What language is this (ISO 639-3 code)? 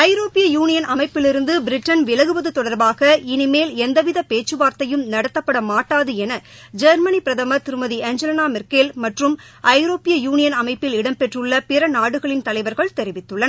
tam